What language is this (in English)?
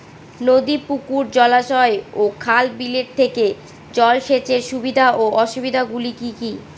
Bangla